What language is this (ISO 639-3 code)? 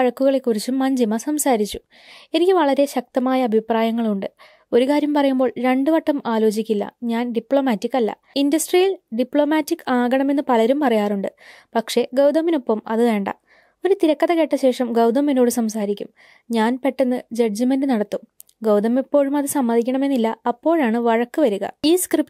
mal